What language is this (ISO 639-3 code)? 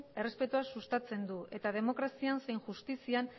eus